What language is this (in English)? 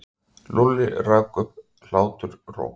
Icelandic